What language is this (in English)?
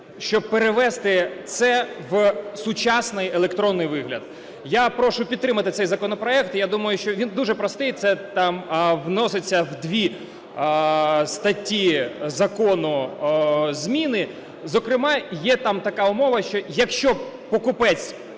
Ukrainian